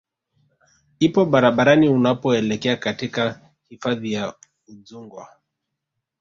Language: Swahili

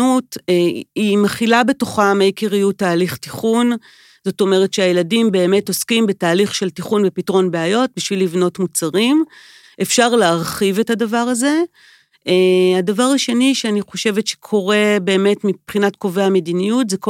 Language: Hebrew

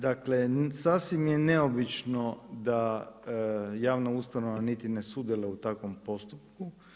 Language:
Croatian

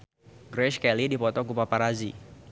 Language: Sundanese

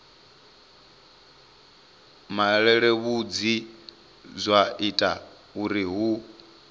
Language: Venda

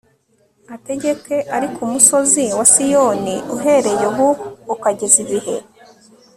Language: Kinyarwanda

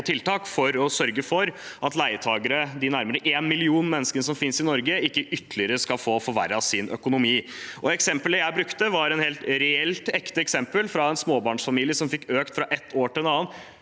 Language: Norwegian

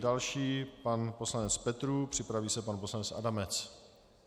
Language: Czech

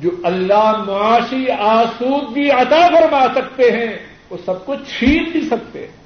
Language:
Urdu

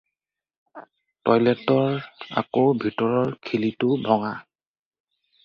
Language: Assamese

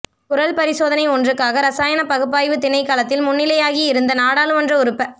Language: Tamil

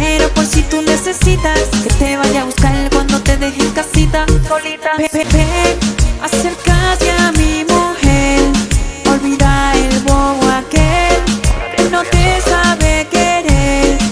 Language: Indonesian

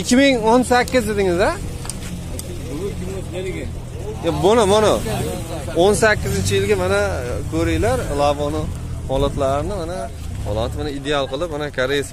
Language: Turkish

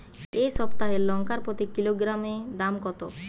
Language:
Bangla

